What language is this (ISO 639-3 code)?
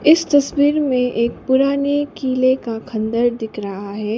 hin